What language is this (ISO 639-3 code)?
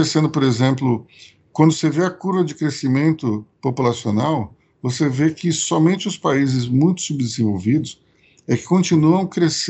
por